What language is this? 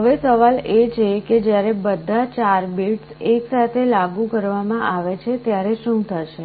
Gujarati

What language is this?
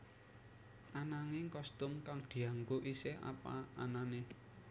Javanese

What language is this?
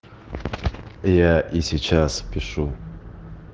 Russian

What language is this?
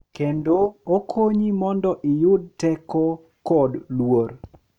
Luo (Kenya and Tanzania)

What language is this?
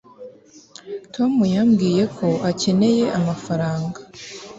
Kinyarwanda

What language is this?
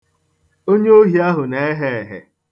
Igbo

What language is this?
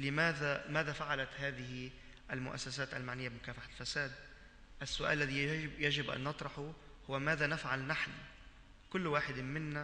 Arabic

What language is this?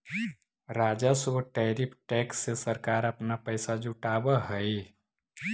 Magahi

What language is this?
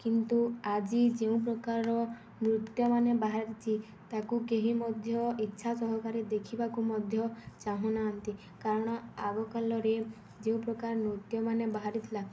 Odia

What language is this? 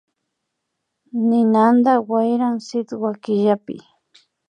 Imbabura Highland Quichua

